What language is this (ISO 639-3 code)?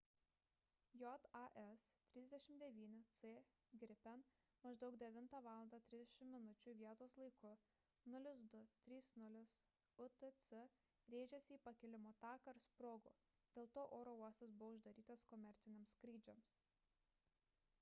lit